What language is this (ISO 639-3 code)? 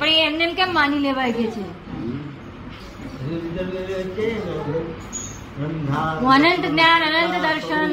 guj